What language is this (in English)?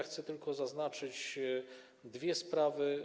Polish